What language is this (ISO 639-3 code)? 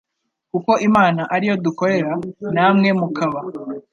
kin